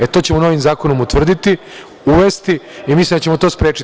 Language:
Serbian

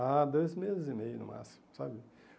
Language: Portuguese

